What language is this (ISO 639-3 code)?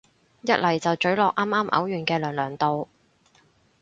yue